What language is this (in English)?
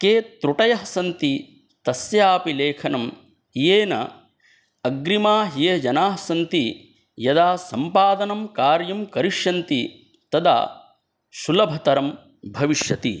Sanskrit